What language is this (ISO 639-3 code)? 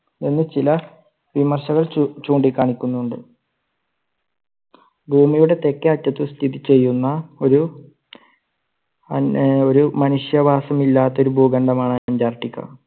mal